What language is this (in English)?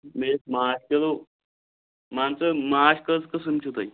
Kashmiri